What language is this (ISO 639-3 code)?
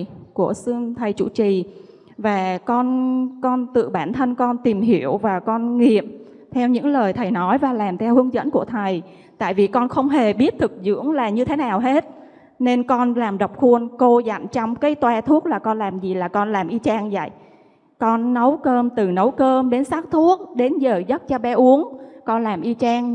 vie